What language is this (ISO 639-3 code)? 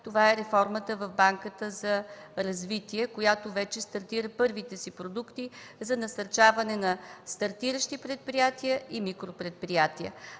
bul